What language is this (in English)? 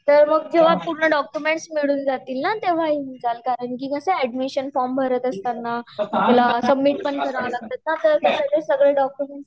Marathi